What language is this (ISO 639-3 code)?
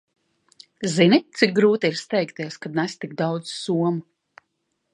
lav